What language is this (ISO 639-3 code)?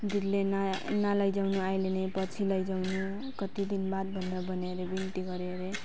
nep